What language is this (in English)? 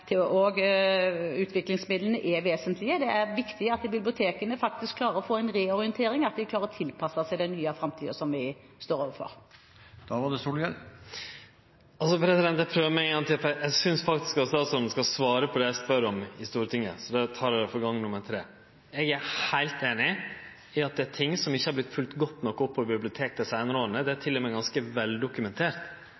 Norwegian